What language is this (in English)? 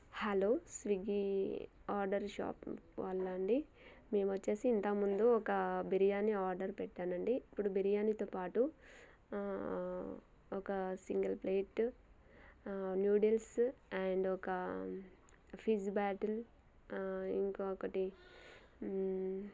Telugu